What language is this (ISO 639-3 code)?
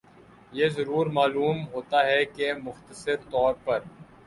urd